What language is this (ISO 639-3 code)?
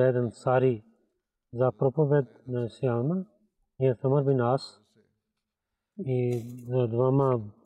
bul